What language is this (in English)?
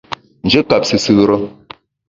Bamun